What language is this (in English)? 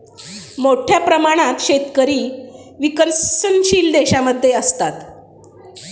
Marathi